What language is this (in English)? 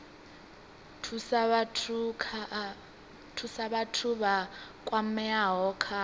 Venda